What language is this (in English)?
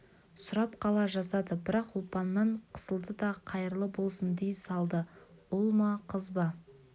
Kazakh